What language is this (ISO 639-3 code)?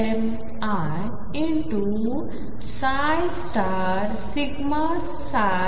mar